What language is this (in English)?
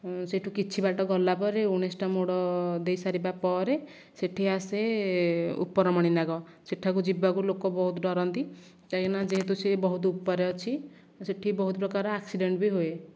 Odia